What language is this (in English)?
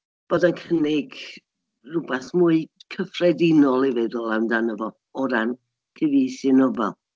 Welsh